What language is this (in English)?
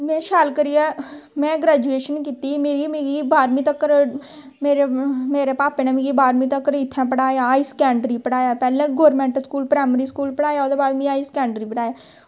Dogri